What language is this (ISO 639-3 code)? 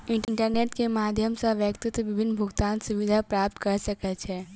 mai